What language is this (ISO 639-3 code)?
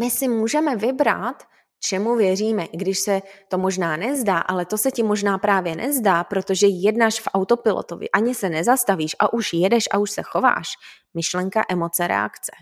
ces